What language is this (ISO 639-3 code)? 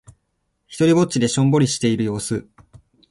jpn